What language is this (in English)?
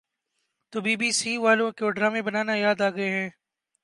Urdu